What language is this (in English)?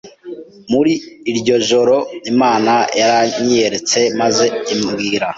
Kinyarwanda